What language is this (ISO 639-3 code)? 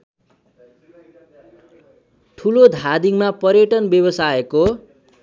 nep